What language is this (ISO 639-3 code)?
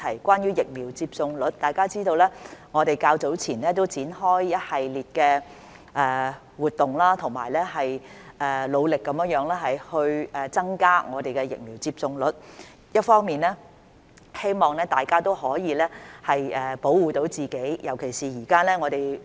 yue